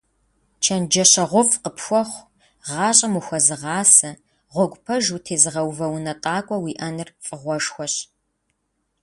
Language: Kabardian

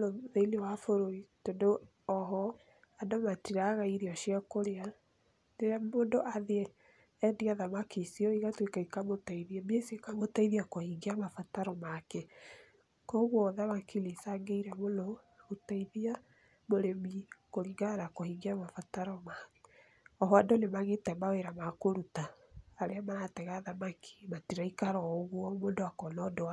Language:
Kikuyu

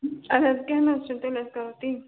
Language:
Kashmiri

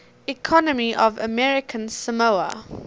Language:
English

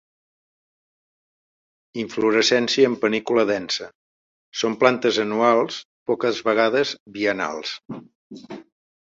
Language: Catalan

